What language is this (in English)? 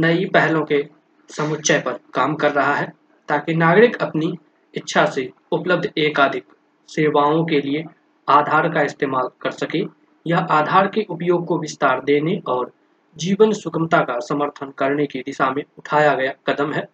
Hindi